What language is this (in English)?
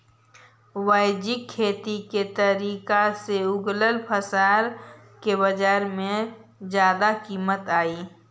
Magahi